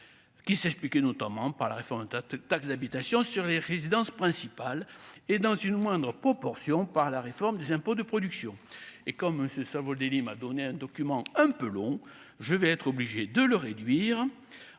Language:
French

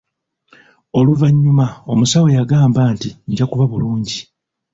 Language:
Ganda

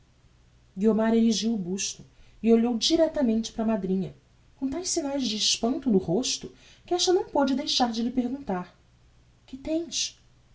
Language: Portuguese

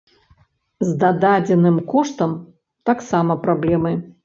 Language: Belarusian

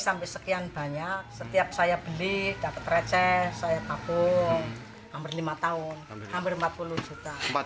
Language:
Indonesian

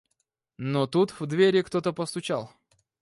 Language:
Russian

